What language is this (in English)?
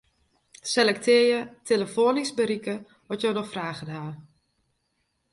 Western Frisian